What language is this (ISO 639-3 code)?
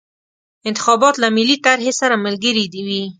pus